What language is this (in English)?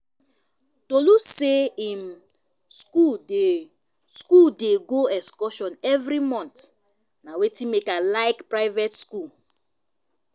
Nigerian Pidgin